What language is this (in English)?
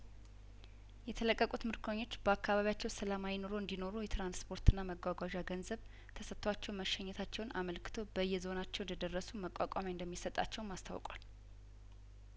Amharic